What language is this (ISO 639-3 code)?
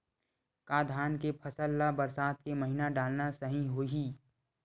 hne